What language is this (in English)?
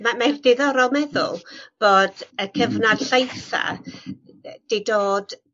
Welsh